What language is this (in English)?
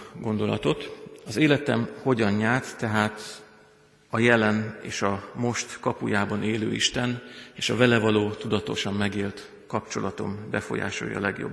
Hungarian